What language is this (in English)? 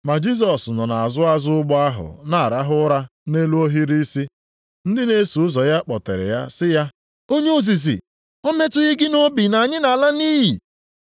Igbo